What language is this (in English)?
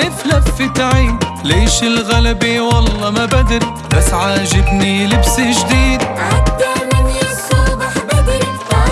Arabic